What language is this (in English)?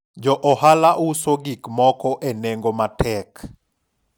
Luo (Kenya and Tanzania)